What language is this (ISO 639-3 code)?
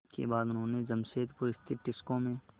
hin